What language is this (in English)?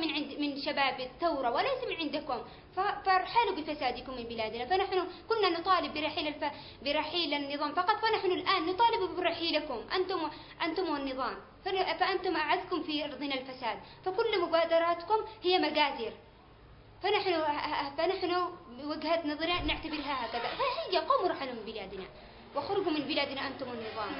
Arabic